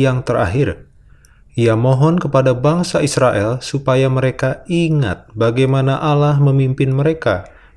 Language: Indonesian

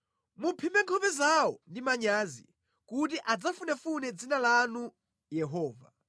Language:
Nyanja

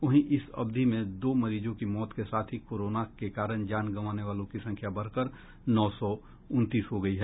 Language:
Hindi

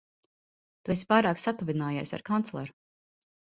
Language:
Latvian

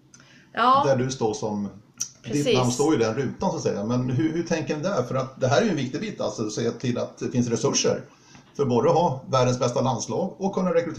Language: Swedish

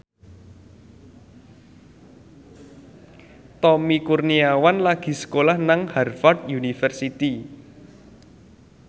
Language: Javanese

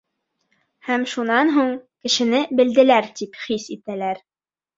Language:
Bashkir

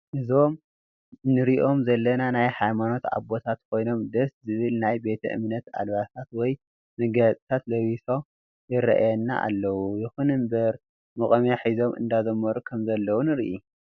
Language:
Tigrinya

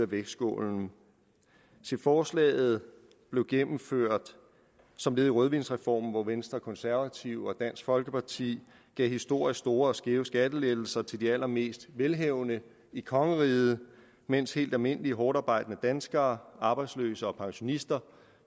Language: Danish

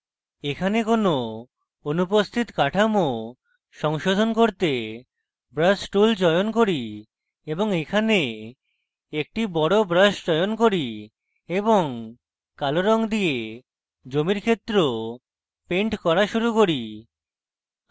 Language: Bangla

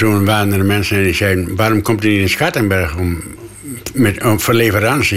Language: Dutch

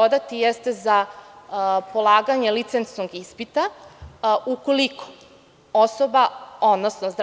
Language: Serbian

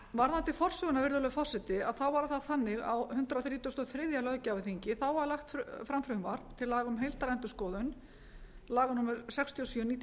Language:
Icelandic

